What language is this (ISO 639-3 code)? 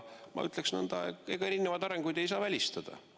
est